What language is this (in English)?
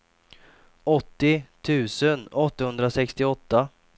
Swedish